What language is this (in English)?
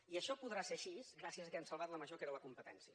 Catalan